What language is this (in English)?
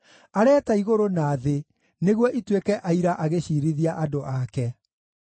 Kikuyu